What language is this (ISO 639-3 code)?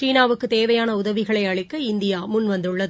tam